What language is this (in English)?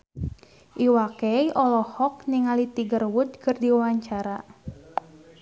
Sundanese